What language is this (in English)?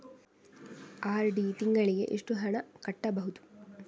Kannada